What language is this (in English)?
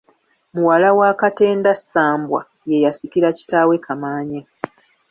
Ganda